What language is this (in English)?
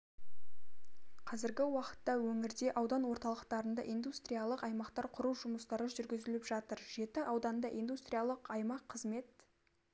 Kazakh